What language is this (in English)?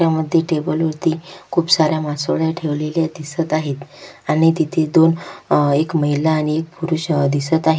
Marathi